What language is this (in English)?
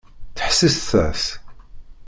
Kabyle